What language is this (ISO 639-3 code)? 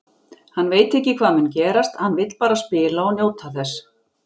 isl